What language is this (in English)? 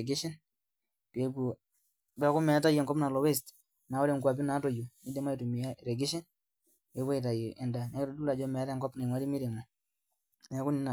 Masai